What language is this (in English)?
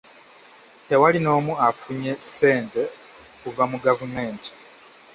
Ganda